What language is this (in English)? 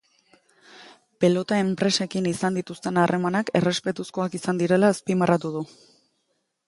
Basque